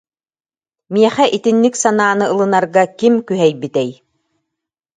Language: Yakut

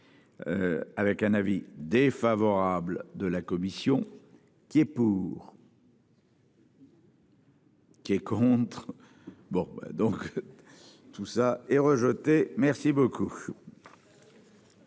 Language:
French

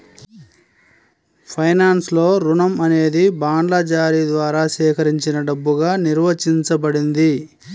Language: Telugu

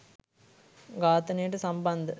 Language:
Sinhala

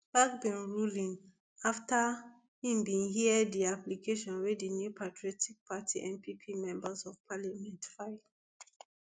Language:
Nigerian Pidgin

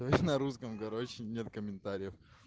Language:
Russian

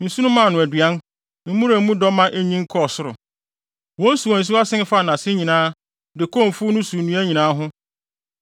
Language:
Akan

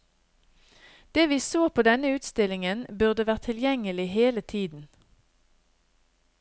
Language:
Norwegian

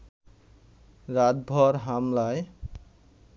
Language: Bangla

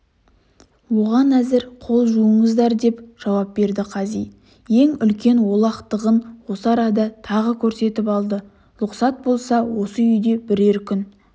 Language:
Kazakh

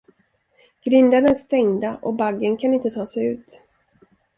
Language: Swedish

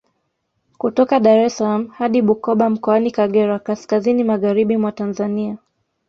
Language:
Swahili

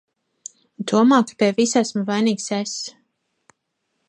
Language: Latvian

